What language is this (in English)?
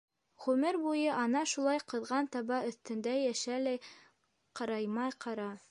Bashkir